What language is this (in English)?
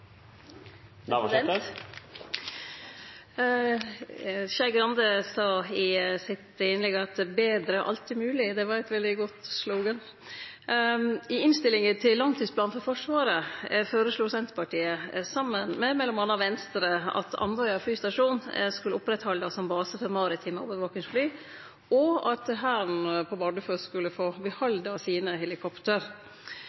Norwegian